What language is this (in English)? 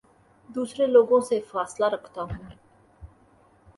Urdu